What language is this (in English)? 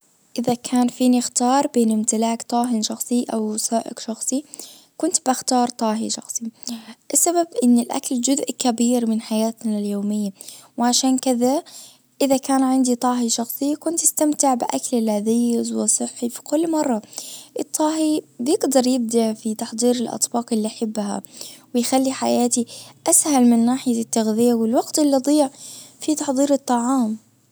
Najdi Arabic